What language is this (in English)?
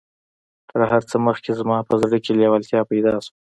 Pashto